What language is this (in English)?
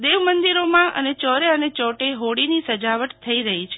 Gujarati